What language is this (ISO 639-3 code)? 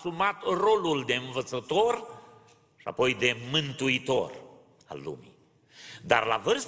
ron